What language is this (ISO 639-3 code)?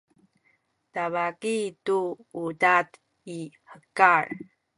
szy